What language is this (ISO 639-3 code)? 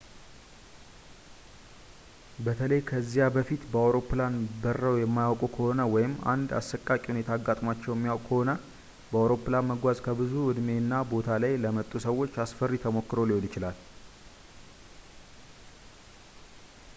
amh